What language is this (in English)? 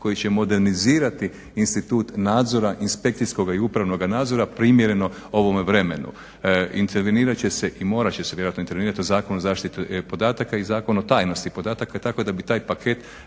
Croatian